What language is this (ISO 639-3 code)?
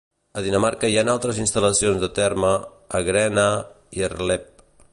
cat